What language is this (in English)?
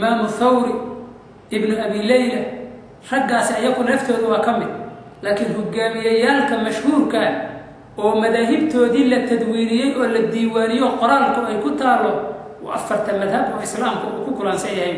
Arabic